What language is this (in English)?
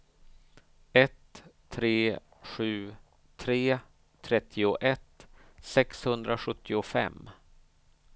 Swedish